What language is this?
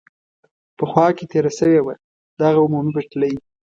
Pashto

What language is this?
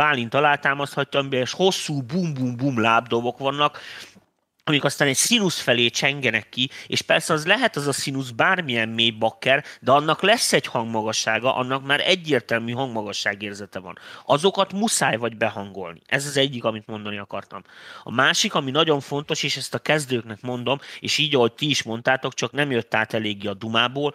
Hungarian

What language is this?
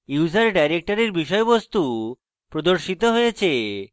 Bangla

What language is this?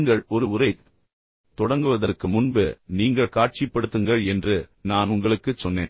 Tamil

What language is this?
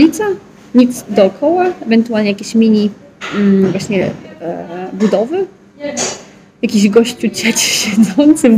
Polish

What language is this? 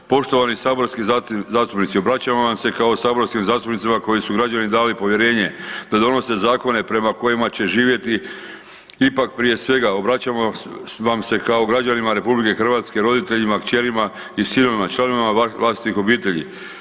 Croatian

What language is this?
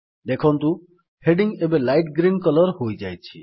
Odia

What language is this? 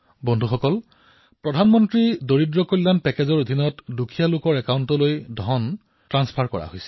Assamese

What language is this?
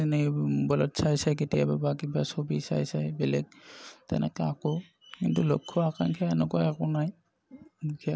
Assamese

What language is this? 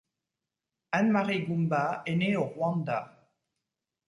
French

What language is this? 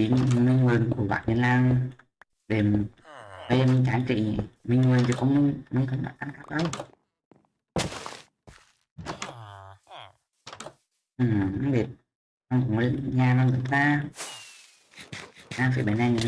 Vietnamese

